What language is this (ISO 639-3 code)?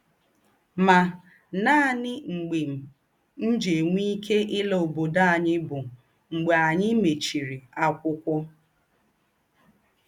ibo